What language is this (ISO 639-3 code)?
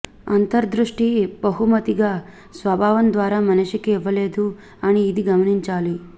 tel